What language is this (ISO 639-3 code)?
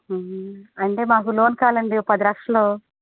tel